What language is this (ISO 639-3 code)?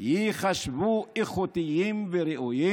heb